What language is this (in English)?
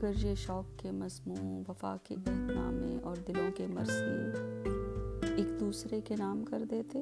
Urdu